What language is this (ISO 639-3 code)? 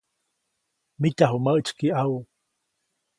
zoc